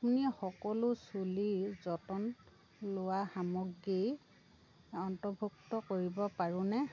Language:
Assamese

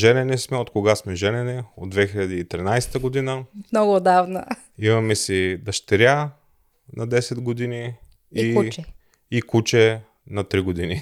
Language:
Bulgarian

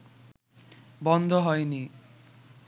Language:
Bangla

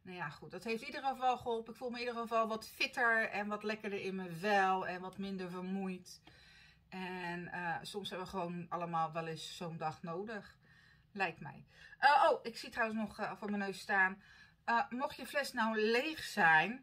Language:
Dutch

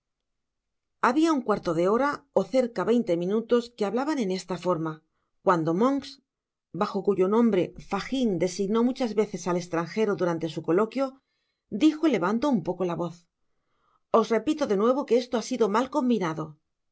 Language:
Spanish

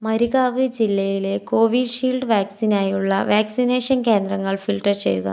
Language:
Malayalam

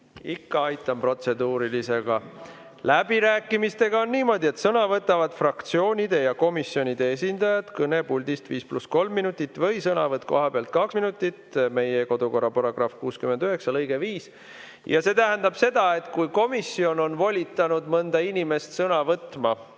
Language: Estonian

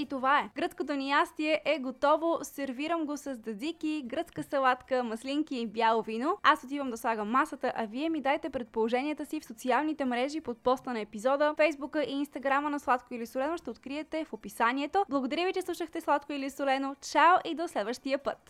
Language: Bulgarian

